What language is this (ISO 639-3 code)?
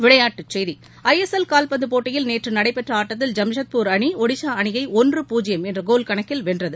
tam